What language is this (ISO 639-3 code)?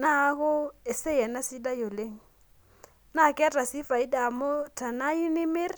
mas